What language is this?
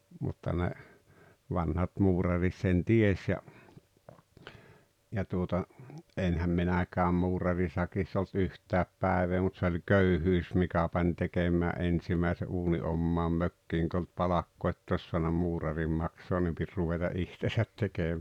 Finnish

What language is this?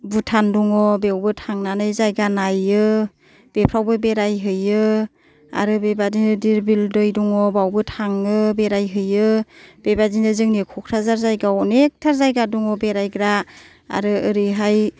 Bodo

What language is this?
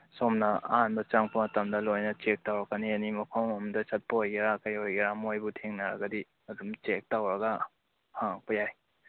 Manipuri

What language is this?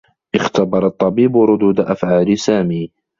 Arabic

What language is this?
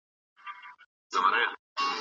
Pashto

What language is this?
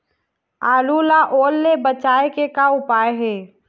Chhattisgarhi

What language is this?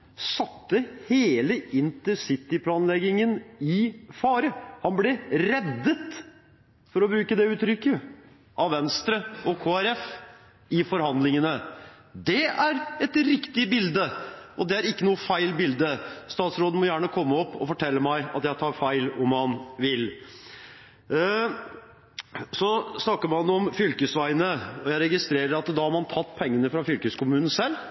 Norwegian Bokmål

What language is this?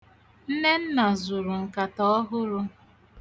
Igbo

